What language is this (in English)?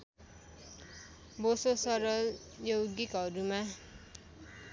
Nepali